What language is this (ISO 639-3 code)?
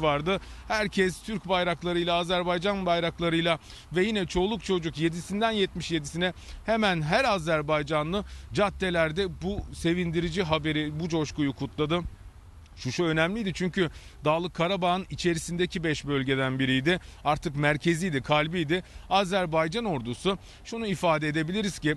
tur